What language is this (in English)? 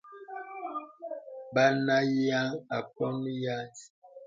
Bebele